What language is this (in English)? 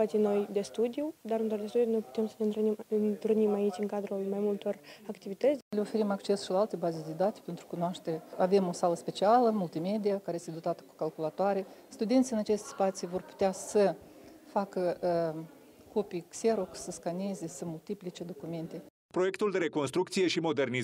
Romanian